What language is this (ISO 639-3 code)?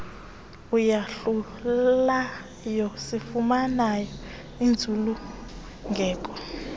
xho